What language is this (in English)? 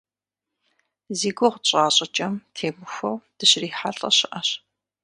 Kabardian